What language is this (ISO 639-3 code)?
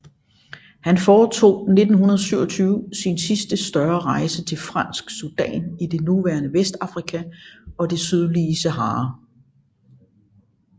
dan